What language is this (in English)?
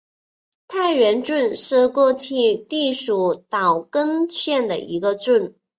Chinese